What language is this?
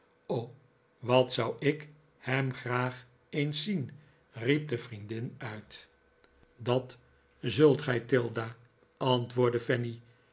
Dutch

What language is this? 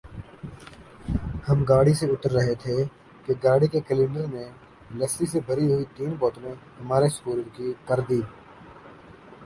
Urdu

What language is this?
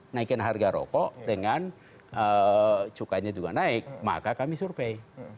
Indonesian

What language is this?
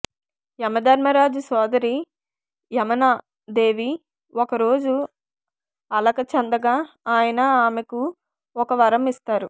Telugu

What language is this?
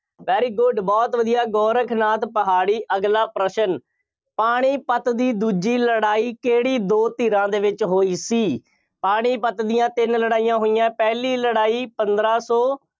Punjabi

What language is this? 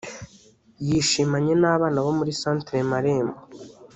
Kinyarwanda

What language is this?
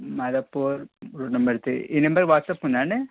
Telugu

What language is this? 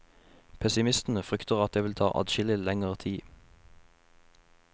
Norwegian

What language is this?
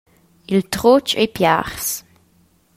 Romansh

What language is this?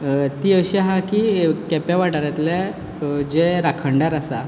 Konkani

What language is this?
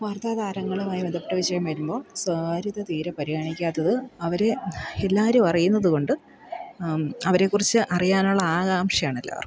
Malayalam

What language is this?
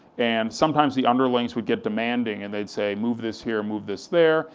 English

